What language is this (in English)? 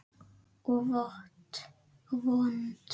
Icelandic